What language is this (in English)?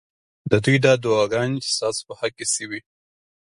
Pashto